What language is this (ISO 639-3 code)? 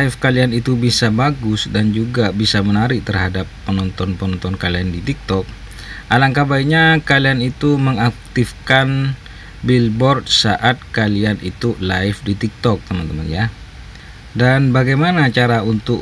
ind